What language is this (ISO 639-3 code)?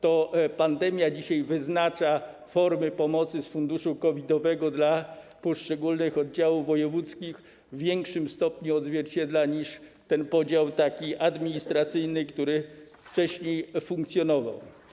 pol